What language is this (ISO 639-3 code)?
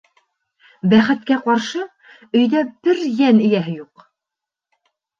bak